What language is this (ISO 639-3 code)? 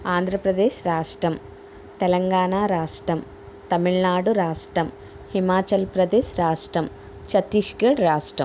tel